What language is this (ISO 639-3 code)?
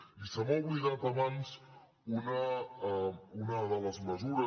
cat